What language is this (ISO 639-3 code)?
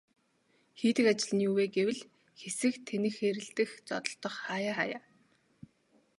mon